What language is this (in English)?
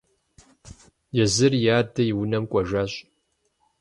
Kabardian